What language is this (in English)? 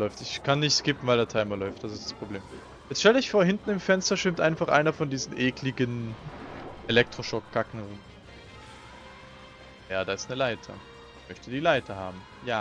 German